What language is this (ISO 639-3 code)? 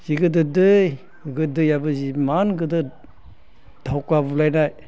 brx